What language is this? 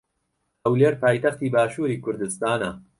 Central Kurdish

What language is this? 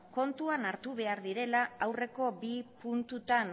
Basque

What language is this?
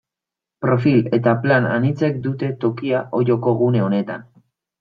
Basque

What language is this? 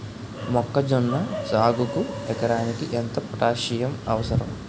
Telugu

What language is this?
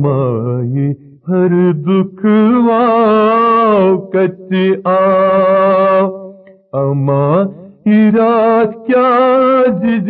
Urdu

